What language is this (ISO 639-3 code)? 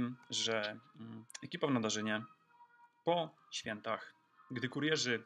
pol